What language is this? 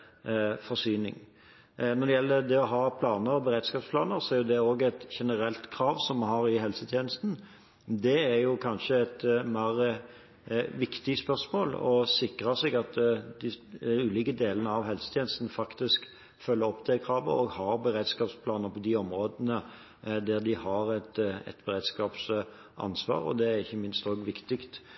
Norwegian Bokmål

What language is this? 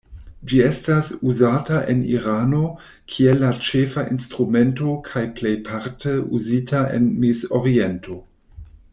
Esperanto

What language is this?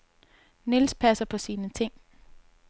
Danish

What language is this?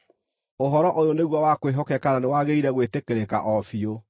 Kikuyu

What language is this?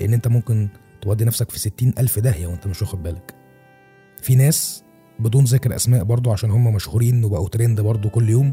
Arabic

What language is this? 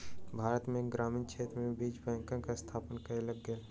Maithili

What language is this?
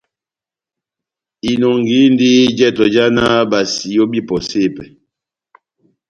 Batanga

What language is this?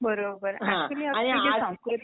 Marathi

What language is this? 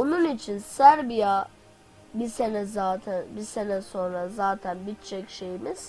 Turkish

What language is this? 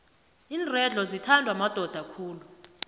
South Ndebele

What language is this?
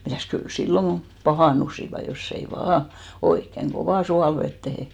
Finnish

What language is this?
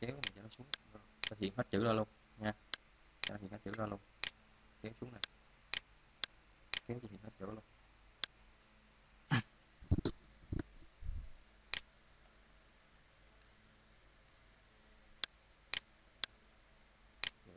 Vietnamese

